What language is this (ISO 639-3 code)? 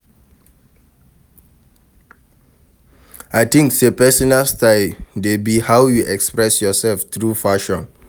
pcm